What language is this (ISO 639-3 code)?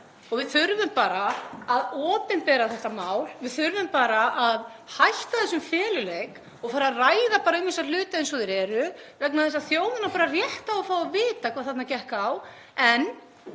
isl